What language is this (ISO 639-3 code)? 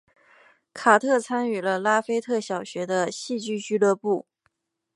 zho